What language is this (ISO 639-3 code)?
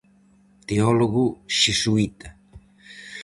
glg